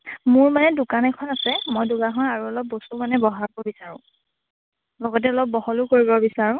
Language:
Assamese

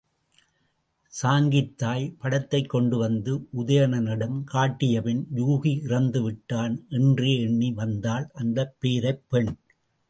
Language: Tamil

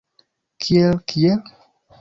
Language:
Esperanto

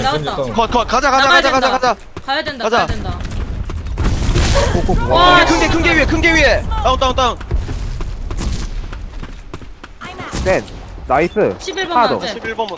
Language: Korean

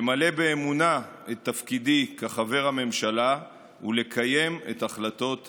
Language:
Hebrew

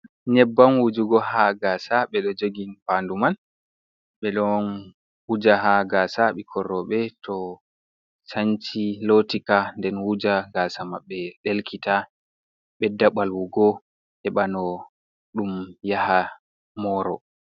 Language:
Fula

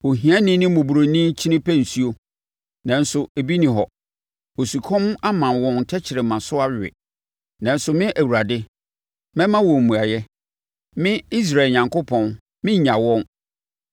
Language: Akan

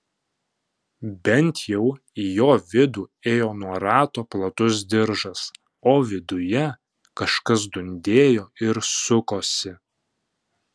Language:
Lithuanian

